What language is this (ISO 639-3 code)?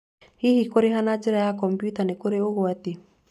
kik